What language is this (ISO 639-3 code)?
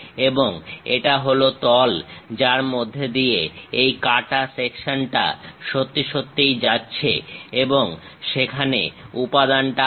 ben